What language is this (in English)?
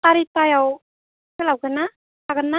Bodo